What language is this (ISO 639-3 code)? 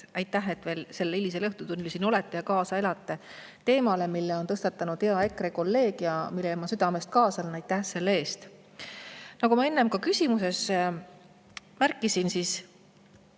est